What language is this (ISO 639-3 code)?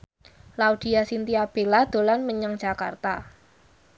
jav